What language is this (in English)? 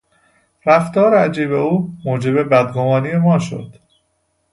Persian